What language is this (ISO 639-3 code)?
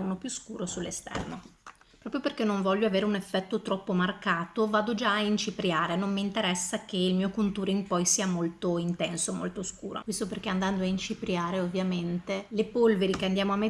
ita